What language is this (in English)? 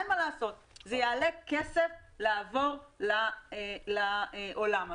Hebrew